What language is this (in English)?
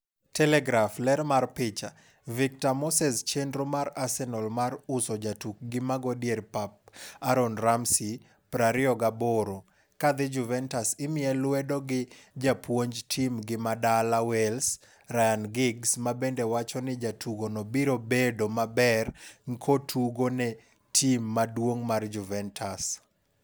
Luo (Kenya and Tanzania)